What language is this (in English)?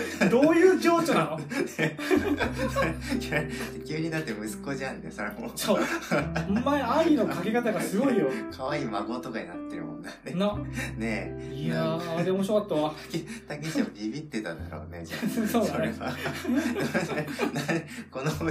Japanese